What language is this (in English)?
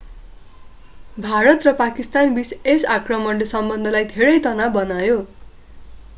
Nepali